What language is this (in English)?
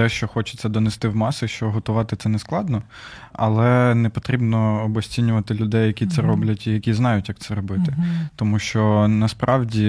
Ukrainian